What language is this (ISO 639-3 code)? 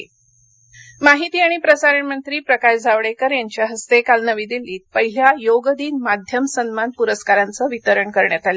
mar